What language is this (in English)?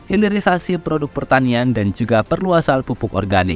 Indonesian